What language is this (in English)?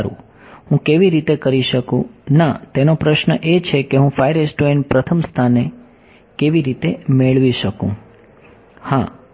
Gujarati